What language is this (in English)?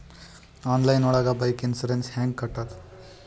Kannada